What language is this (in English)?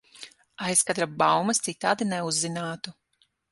Latvian